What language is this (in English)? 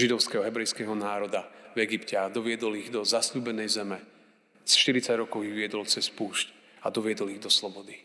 Slovak